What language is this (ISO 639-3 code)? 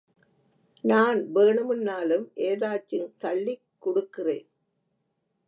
tam